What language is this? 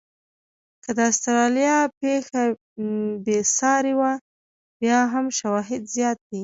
Pashto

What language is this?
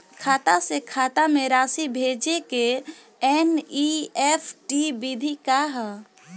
Bhojpuri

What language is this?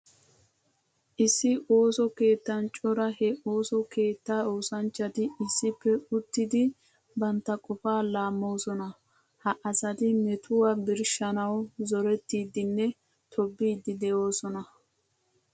Wolaytta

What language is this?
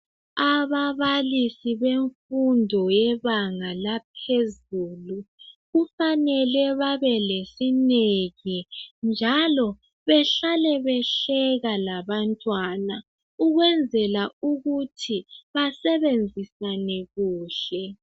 North Ndebele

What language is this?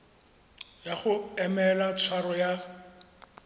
Tswana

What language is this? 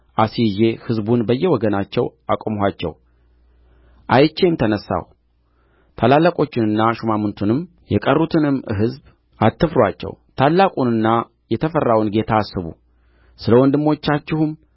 Amharic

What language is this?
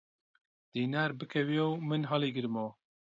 Central Kurdish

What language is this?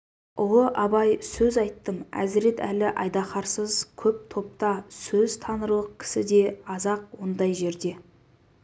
Kazakh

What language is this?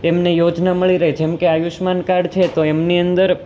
Gujarati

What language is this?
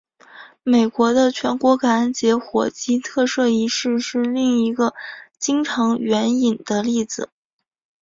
Chinese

